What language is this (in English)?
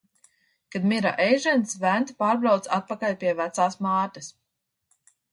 Latvian